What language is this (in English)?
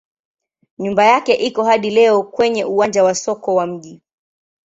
Swahili